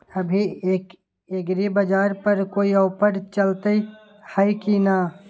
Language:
Magahi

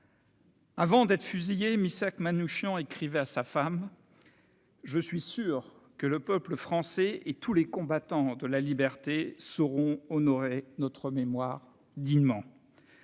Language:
French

